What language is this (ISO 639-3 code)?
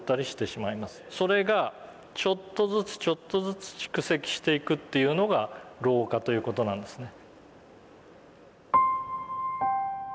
jpn